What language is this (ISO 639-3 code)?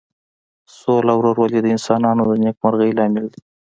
pus